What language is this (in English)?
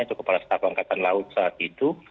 Indonesian